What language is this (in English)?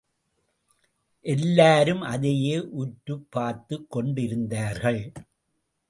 Tamil